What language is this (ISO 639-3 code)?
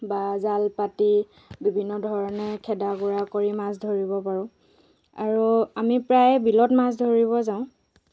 asm